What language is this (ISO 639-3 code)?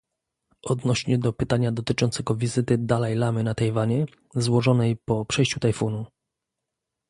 pol